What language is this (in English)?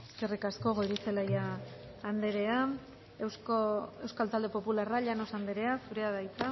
Basque